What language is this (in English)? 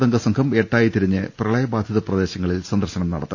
Malayalam